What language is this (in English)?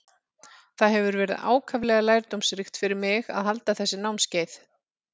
Icelandic